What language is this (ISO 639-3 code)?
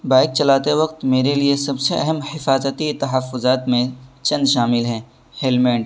urd